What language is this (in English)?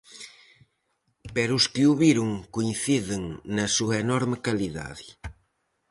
Galician